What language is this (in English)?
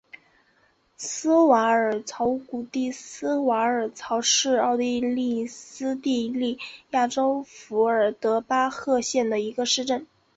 Chinese